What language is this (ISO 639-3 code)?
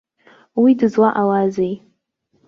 abk